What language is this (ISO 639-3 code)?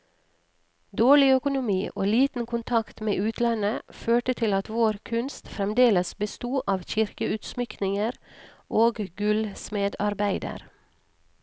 nor